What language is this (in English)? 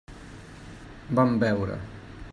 Catalan